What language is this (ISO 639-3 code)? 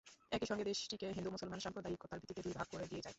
ben